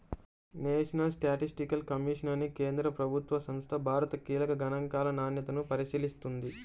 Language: Telugu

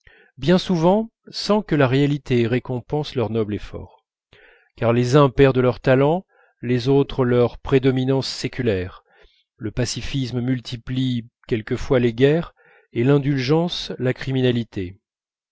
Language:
French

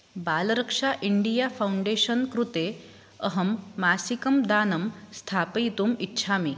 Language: Sanskrit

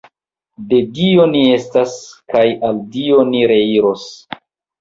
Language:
Esperanto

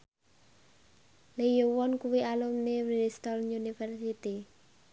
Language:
Javanese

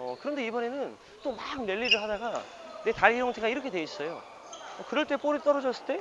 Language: Korean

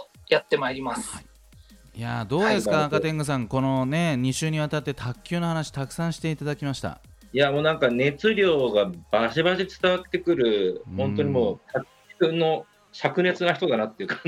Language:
Japanese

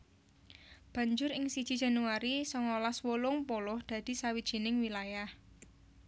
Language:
Javanese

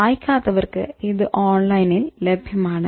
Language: Malayalam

